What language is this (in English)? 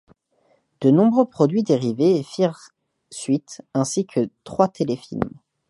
French